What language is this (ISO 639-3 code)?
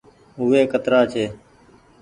gig